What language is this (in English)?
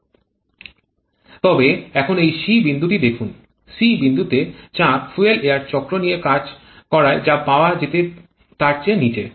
Bangla